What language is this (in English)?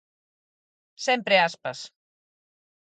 Galician